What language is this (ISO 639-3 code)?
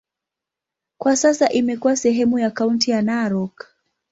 swa